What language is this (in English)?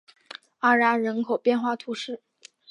Chinese